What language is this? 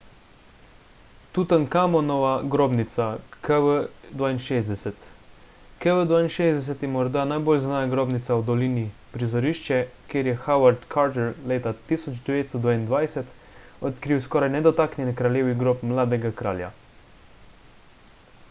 Slovenian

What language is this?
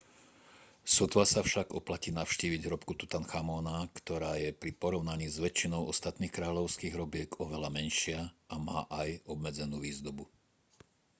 Slovak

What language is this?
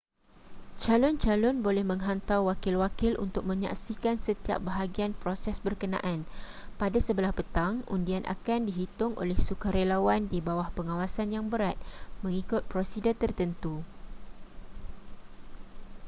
Malay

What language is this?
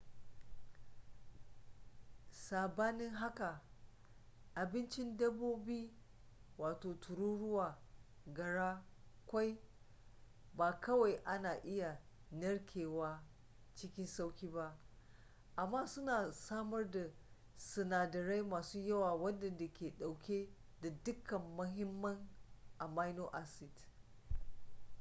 Hausa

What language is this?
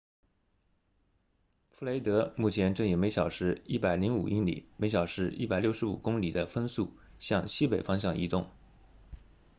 Chinese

